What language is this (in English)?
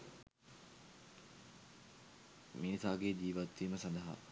Sinhala